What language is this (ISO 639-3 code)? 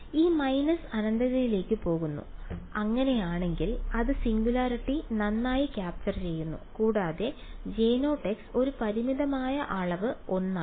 mal